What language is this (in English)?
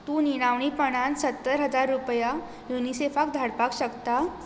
Konkani